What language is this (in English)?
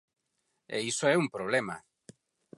Galician